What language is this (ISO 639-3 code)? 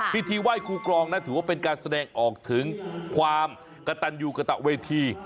tha